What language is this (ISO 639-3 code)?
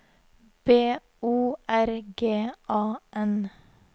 nor